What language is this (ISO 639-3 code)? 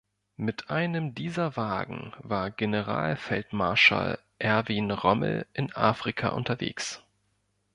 deu